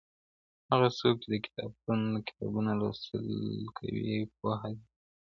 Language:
Pashto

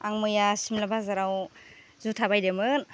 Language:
Bodo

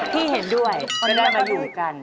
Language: Thai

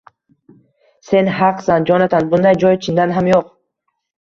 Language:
Uzbek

